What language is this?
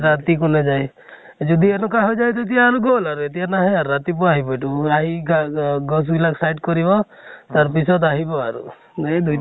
Assamese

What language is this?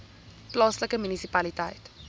Afrikaans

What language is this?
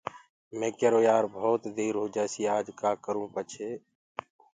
Gurgula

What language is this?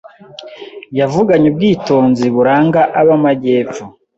Kinyarwanda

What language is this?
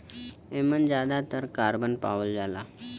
Bhojpuri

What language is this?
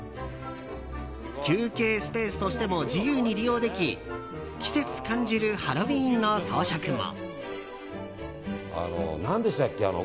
Japanese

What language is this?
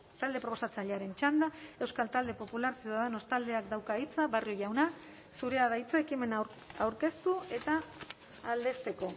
Basque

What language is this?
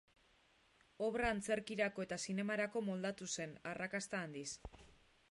Basque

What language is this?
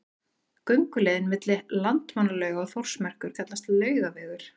Icelandic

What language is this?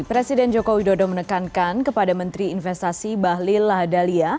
Indonesian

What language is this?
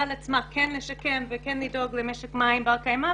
Hebrew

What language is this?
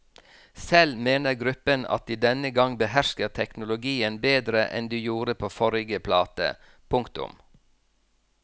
Norwegian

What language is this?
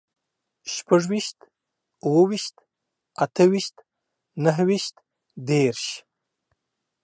Pashto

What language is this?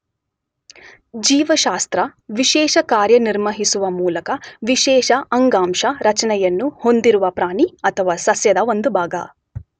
Kannada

